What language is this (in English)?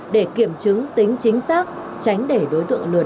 Vietnamese